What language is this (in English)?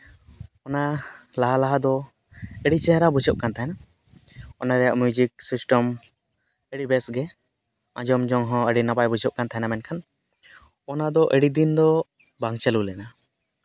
Santali